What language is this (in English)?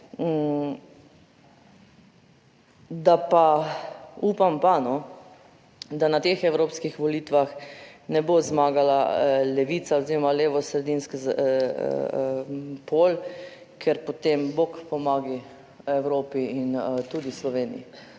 Slovenian